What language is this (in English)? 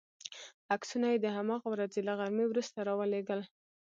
Pashto